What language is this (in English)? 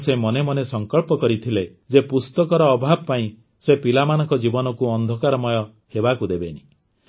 Odia